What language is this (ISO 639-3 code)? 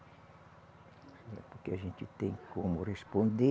por